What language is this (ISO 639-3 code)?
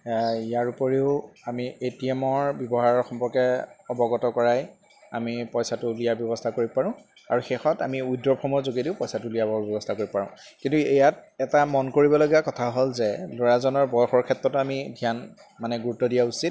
asm